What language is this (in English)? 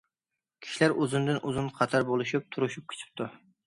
Uyghur